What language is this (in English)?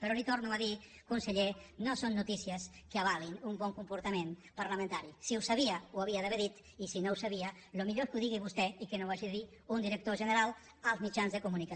Catalan